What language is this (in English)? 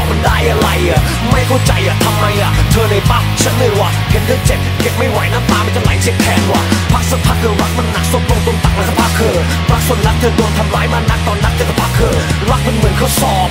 Thai